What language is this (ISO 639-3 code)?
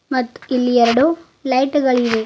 kan